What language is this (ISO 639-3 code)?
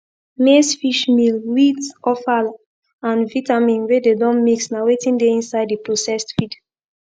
pcm